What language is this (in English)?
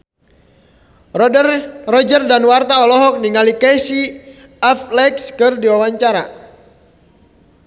Sundanese